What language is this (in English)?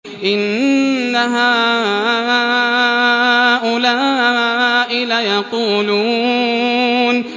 Arabic